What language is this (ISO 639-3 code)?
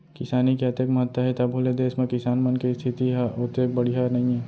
hne